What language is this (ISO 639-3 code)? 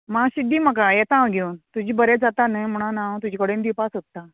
kok